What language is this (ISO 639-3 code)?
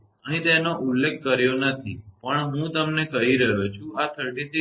guj